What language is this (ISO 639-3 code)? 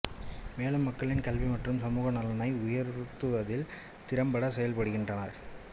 tam